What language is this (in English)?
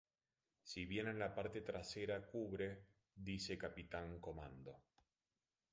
Spanish